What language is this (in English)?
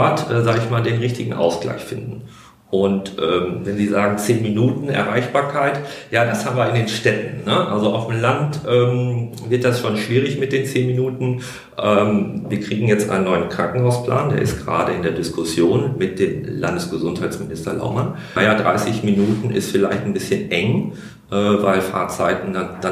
German